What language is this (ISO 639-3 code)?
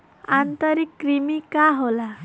bho